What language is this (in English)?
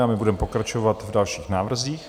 Czech